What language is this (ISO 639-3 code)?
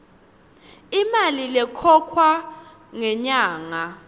ssw